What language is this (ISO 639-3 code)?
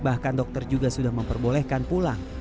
ind